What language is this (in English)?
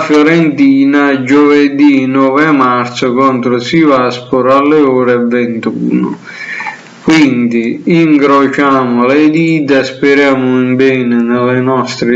Italian